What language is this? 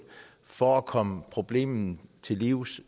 Danish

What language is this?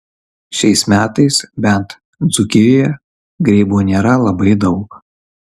Lithuanian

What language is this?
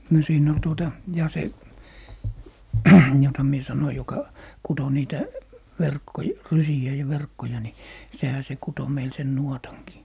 Finnish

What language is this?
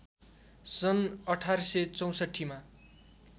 Nepali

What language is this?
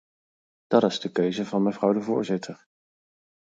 Dutch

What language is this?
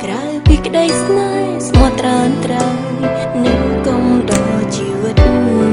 Thai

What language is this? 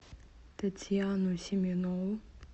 Russian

